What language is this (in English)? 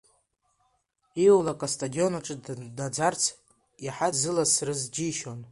Abkhazian